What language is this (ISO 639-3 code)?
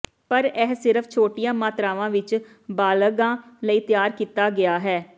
pan